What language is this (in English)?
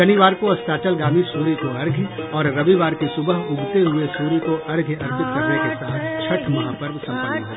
Hindi